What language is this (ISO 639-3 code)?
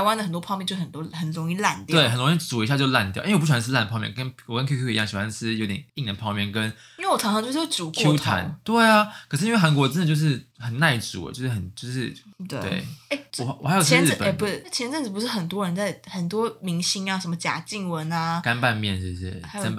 zho